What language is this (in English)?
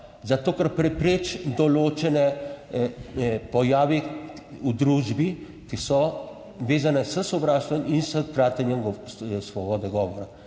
Slovenian